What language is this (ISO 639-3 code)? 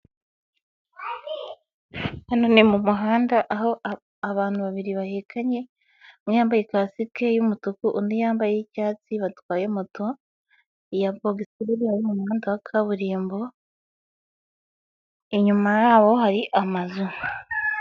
kin